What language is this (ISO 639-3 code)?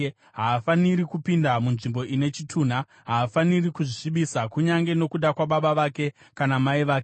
sna